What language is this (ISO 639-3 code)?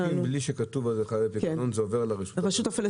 heb